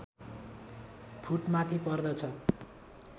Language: Nepali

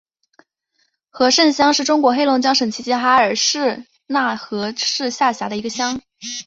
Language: Chinese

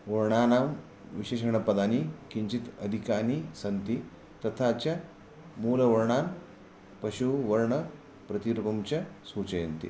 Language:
Sanskrit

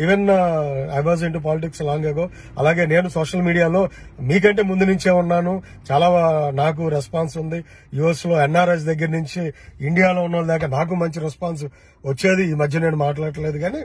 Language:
Arabic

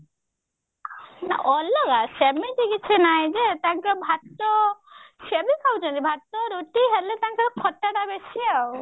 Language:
Odia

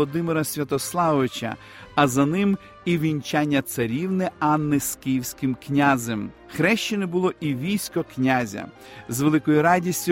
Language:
Ukrainian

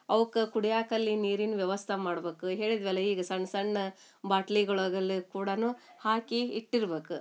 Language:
Kannada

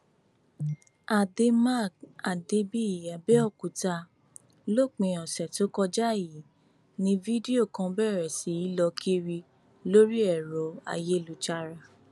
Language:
Yoruba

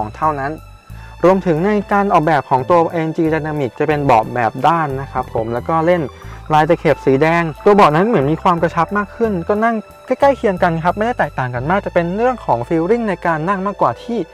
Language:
Thai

